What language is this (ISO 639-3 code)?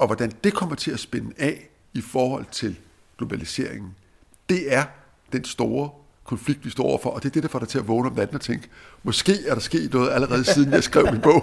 dan